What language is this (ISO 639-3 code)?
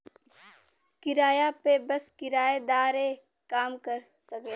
bho